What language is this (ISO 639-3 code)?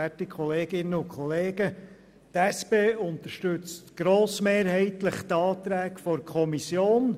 gsw